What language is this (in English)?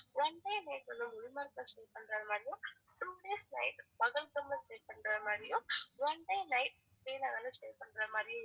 Tamil